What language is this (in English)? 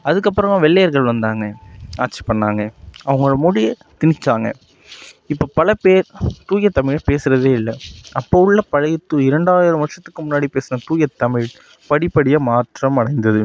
Tamil